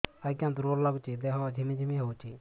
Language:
Odia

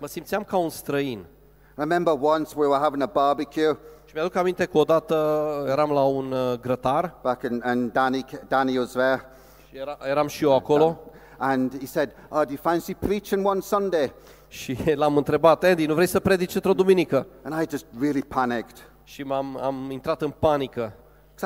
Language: Romanian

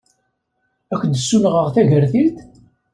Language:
Kabyle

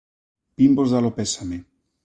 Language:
Galician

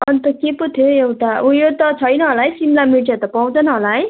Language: Nepali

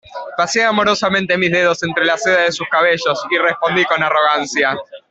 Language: Spanish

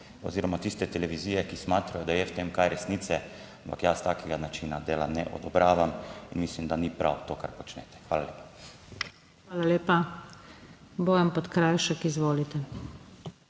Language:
Slovenian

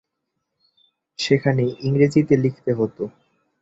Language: Bangla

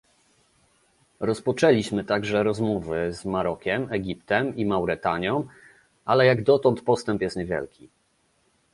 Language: Polish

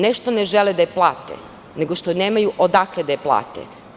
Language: Serbian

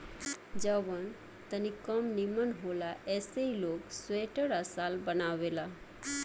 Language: Bhojpuri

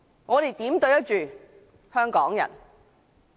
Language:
Cantonese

